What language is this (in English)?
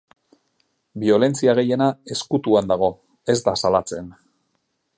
Basque